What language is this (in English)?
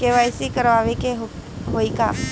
Bhojpuri